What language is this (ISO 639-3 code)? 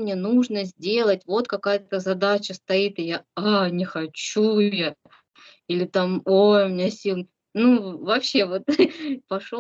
rus